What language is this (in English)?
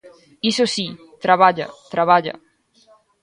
Galician